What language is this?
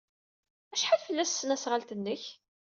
Kabyle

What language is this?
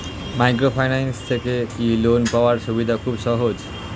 Bangla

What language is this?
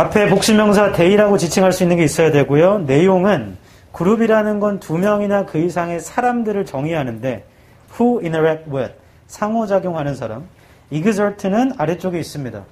Korean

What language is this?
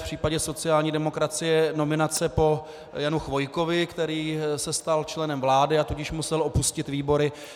Czech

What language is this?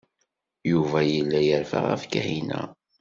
Kabyle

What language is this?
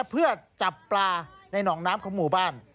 Thai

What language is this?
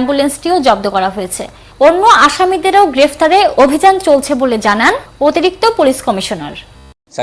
Turkish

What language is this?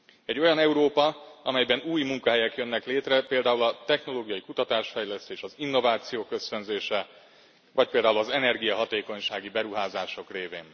Hungarian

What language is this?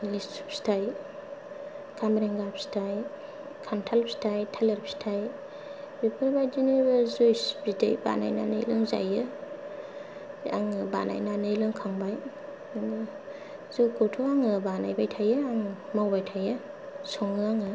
Bodo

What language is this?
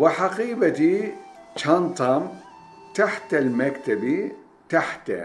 Turkish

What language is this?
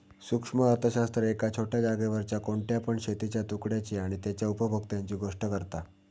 Marathi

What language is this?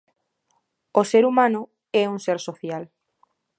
Galician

